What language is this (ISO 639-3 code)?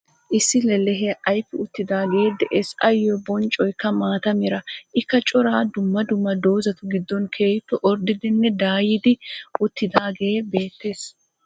wal